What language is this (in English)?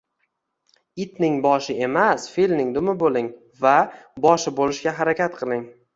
Uzbek